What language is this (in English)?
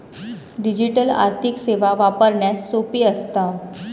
Marathi